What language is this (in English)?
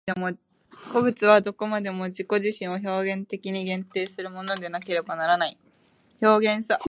Japanese